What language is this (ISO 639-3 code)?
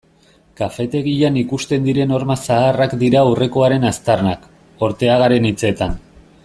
eus